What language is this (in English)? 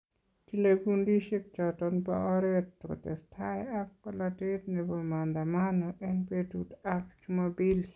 Kalenjin